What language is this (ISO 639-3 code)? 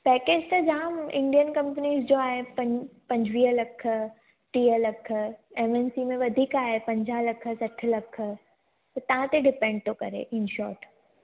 snd